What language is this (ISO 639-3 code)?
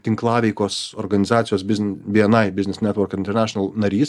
lit